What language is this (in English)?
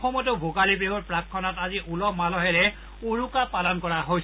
Assamese